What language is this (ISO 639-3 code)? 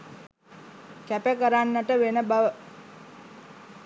sin